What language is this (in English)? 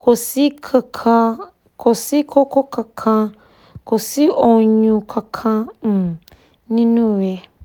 Yoruba